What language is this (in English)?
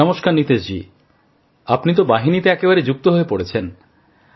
Bangla